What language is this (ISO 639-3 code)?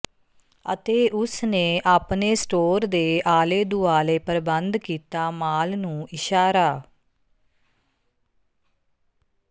pan